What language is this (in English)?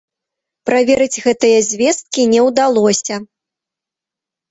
Belarusian